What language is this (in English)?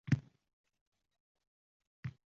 Uzbek